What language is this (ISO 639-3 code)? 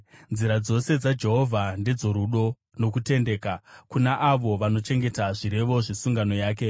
sna